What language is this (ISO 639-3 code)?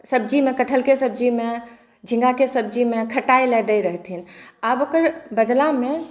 mai